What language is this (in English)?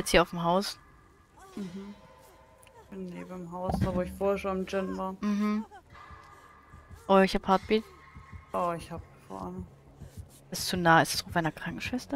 German